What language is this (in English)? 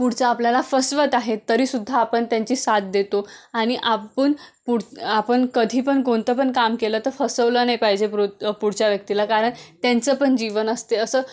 Marathi